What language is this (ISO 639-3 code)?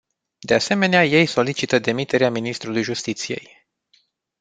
ron